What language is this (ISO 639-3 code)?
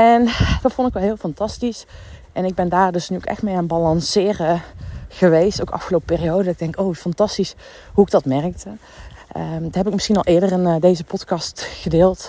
nld